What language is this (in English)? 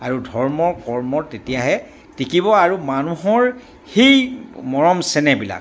Assamese